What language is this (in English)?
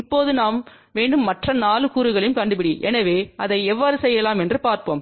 Tamil